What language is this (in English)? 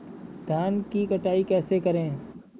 Hindi